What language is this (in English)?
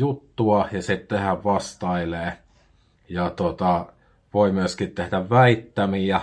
Finnish